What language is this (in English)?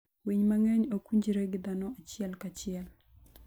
Luo (Kenya and Tanzania)